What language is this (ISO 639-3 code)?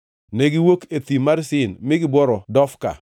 luo